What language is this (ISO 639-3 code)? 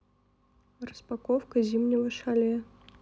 rus